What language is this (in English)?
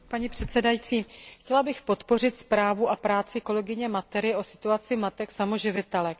Czech